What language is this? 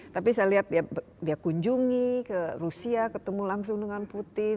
Indonesian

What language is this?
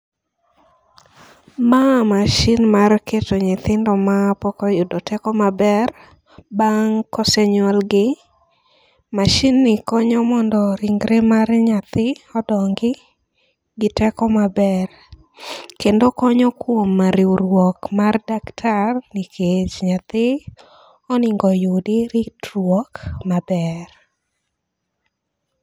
Luo (Kenya and Tanzania)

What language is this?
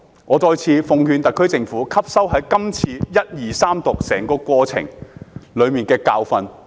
Cantonese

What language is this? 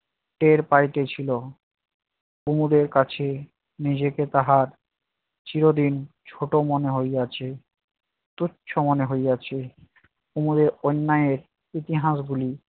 Bangla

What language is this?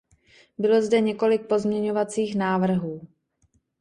Czech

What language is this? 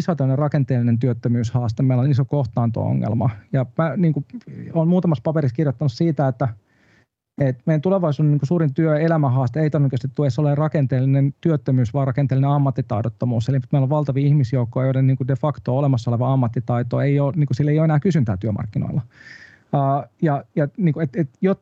Finnish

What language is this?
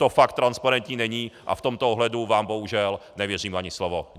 Czech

